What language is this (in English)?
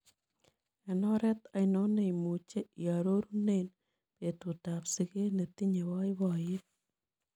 Kalenjin